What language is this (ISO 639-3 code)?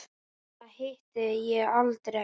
isl